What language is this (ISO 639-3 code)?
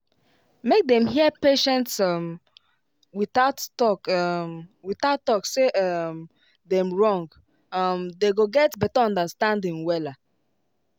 pcm